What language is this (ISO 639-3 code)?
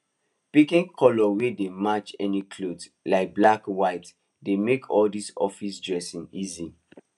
pcm